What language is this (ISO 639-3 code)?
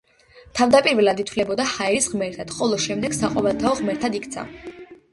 kat